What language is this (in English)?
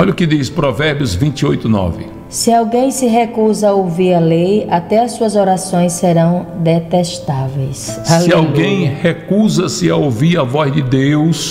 Portuguese